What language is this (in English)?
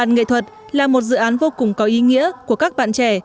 Vietnamese